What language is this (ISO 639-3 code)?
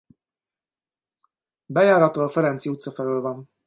hun